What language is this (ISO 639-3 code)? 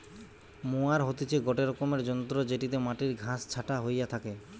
ben